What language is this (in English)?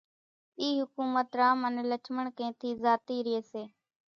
Kachi Koli